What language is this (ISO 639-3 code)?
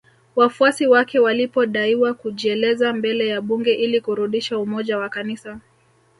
swa